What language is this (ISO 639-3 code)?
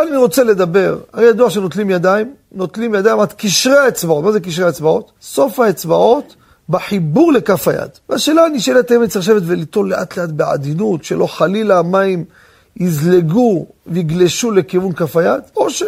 heb